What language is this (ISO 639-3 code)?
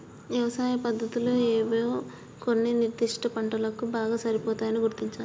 tel